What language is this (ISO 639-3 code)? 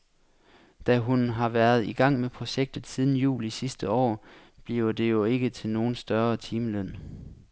dan